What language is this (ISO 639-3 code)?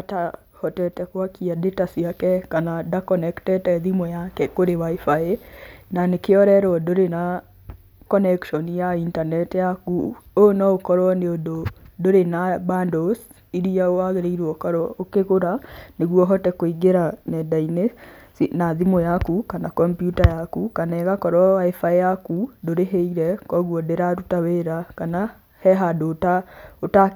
kik